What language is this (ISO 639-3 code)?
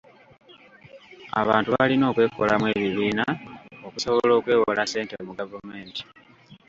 lug